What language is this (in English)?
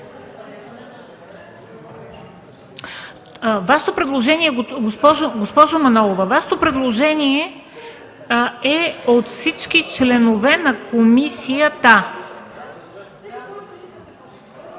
Bulgarian